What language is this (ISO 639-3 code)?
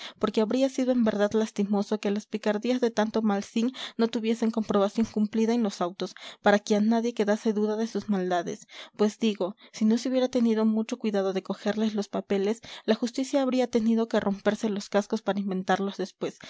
spa